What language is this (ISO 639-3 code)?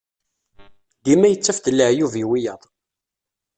kab